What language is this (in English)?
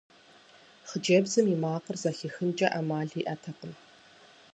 Kabardian